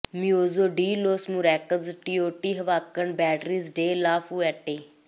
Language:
Punjabi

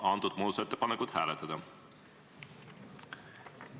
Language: Estonian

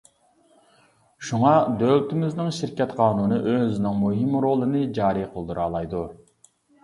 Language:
Uyghur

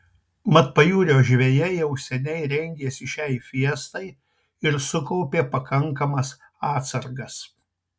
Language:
Lithuanian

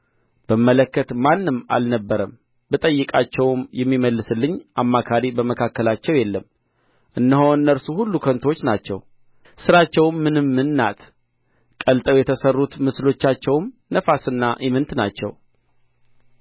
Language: Amharic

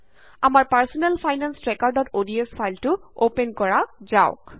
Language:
Assamese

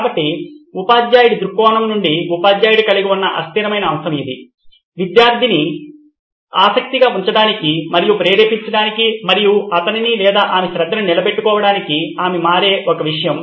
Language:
Telugu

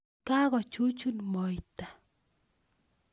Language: Kalenjin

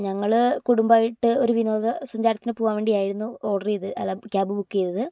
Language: Malayalam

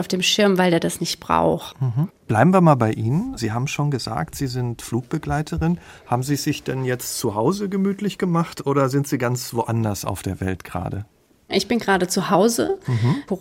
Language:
German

